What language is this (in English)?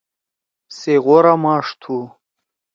Torwali